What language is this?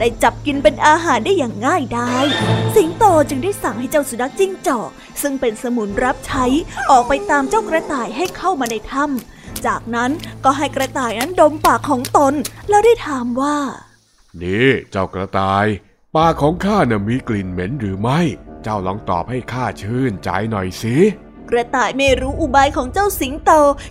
Thai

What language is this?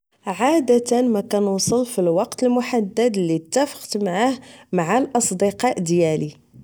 Moroccan Arabic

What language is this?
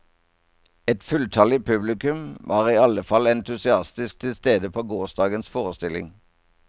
Norwegian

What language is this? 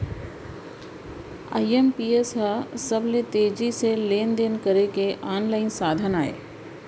Chhattisgarhi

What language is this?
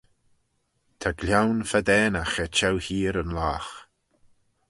Manx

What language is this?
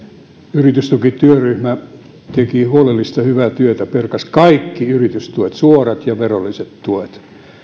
Finnish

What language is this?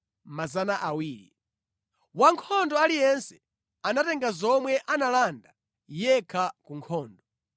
Nyanja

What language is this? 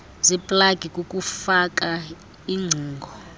Xhosa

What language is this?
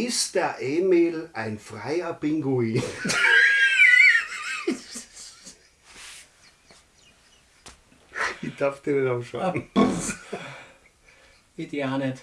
German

